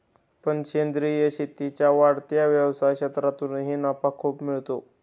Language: Marathi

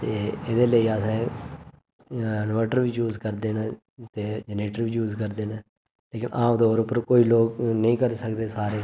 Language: Dogri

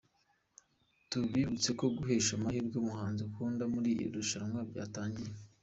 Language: Kinyarwanda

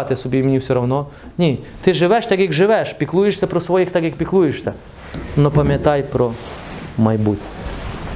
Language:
Ukrainian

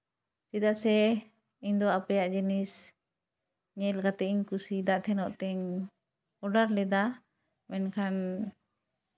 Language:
Santali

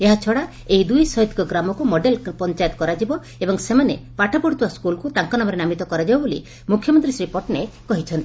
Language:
Odia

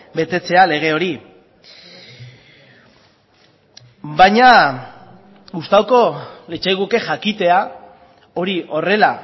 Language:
Basque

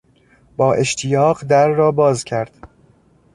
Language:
Persian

